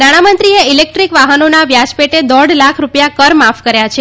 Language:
Gujarati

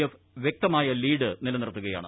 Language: Malayalam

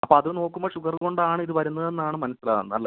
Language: Malayalam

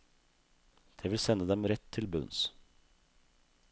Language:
Norwegian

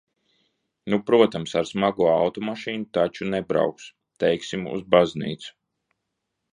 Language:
Latvian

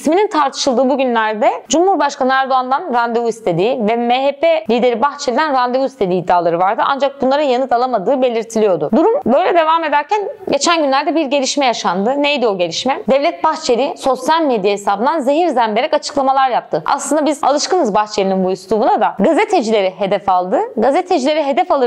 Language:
Turkish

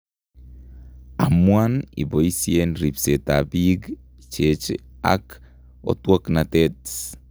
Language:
Kalenjin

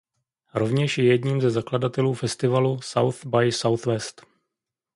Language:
Czech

